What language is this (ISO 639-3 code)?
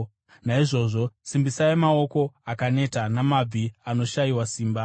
sna